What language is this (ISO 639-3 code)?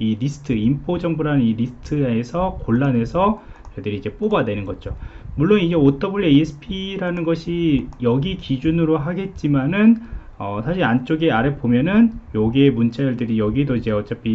kor